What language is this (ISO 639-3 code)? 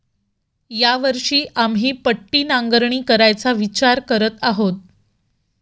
mar